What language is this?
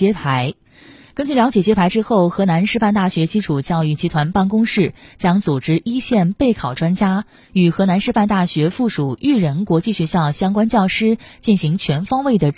Chinese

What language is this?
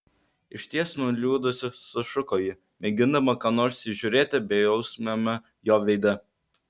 Lithuanian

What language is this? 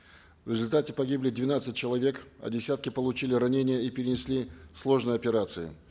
Kazakh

